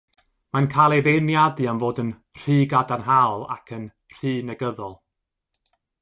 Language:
Welsh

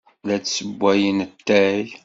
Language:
Kabyle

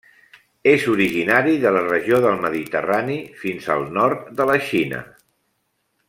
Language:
Catalan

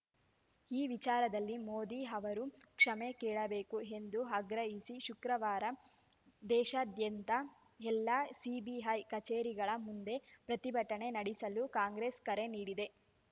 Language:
Kannada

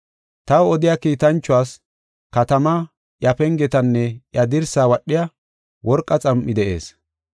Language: Gofa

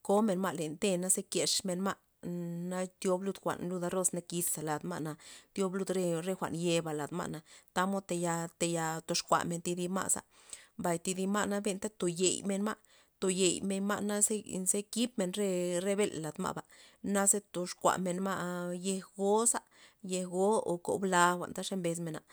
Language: Loxicha Zapotec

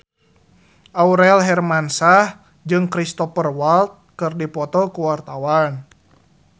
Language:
Sundanese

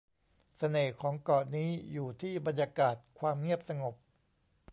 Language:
Thai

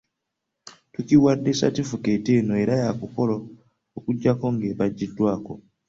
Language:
Ganda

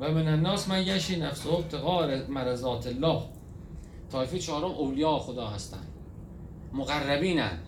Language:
Persian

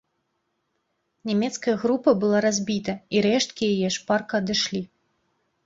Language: Belarusian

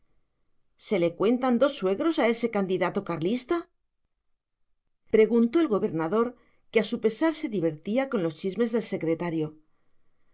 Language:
Spanish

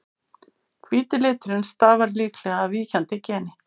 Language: Icelandic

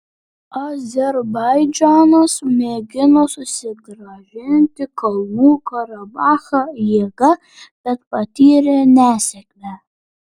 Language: Lithuanian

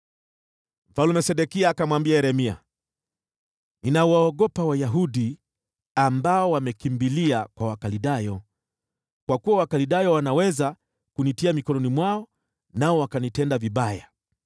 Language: Swahili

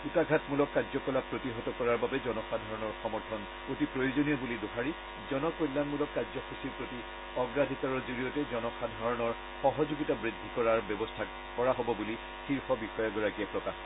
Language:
Assamese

